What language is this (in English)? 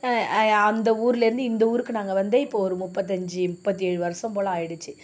Tamil